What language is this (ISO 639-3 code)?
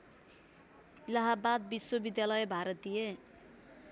nep